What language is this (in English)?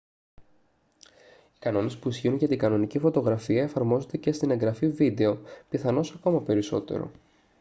Greek